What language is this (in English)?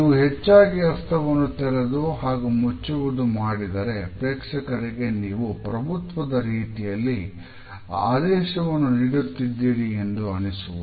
Kannada